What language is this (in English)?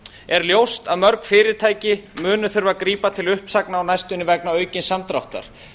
Icelandic